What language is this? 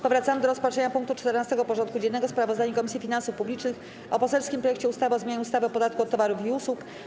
Polish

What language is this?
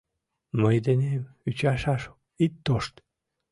Mari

